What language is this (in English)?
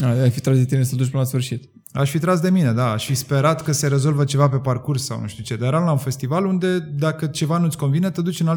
Romanian